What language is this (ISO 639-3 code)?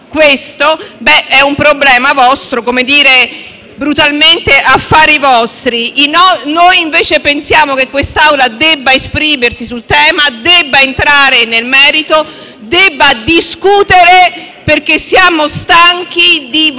ita